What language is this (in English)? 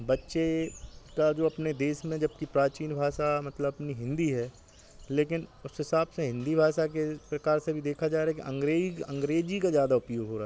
Hindi